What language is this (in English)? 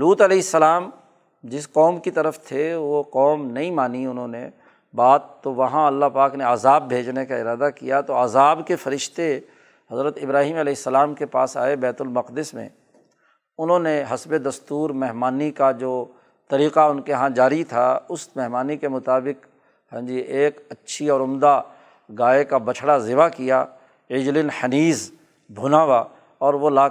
Urdu